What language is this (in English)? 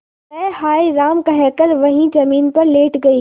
Hindi